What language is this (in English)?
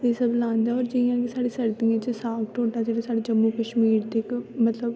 Dogri